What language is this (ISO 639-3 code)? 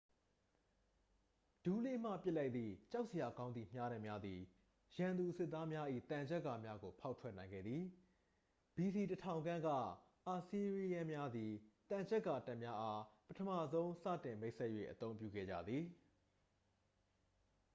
mya